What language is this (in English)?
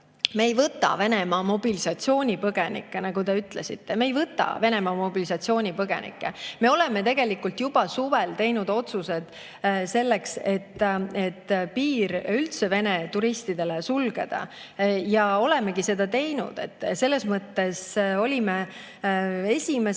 Estonian